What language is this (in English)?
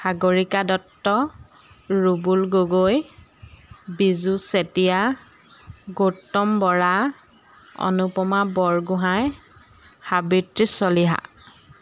Assamese